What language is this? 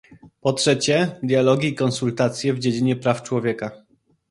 Polish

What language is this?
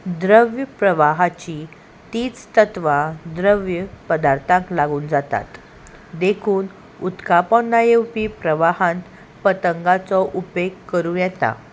Konkani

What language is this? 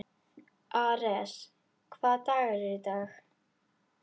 Icelandic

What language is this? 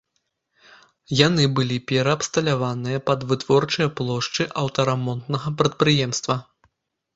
Belarusian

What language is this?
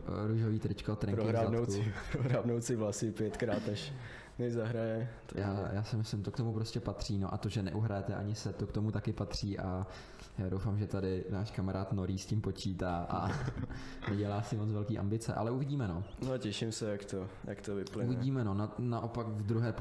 Czech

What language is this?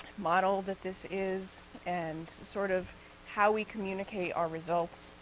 English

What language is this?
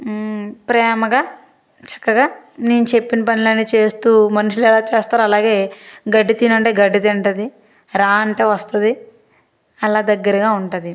Telugu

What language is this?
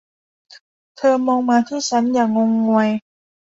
Thai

